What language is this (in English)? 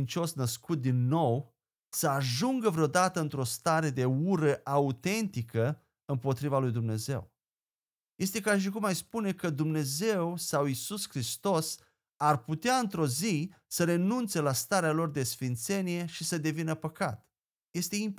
Romanian